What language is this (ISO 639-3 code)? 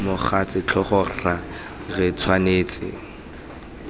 tsn